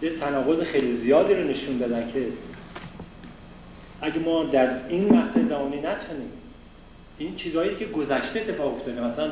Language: Persian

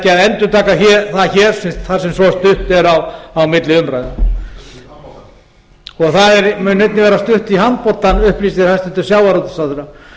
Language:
Icelandic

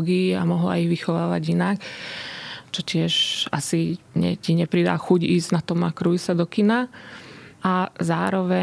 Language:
Slovak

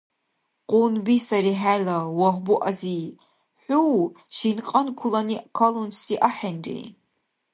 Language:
Dargwa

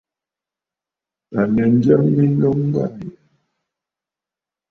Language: Bafut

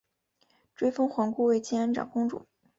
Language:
Chinese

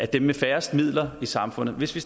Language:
Danish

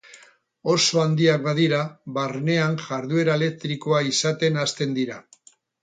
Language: Basque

